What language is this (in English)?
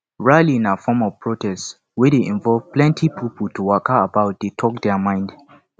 Nigerian Pidgin